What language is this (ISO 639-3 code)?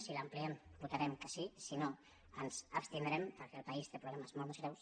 cat